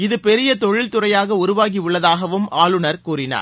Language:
Tamil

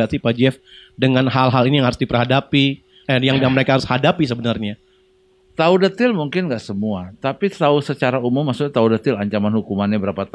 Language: Indonesian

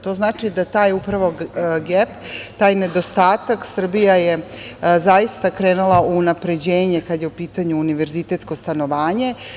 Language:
Serbian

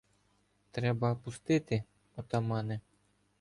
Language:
Ukrainian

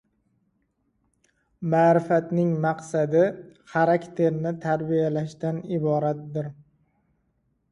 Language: Uzbek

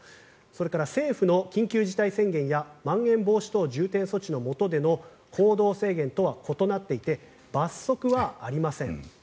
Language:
Japanese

